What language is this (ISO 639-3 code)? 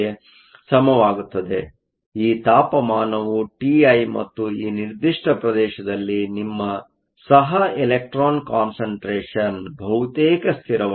kan